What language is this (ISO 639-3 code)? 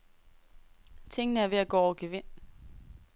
dan